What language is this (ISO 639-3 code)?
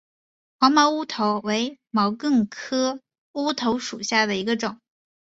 zho